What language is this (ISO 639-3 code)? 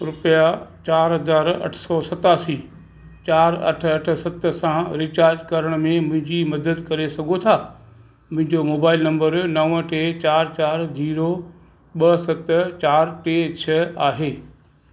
snd